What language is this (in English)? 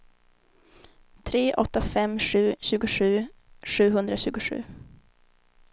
Swedish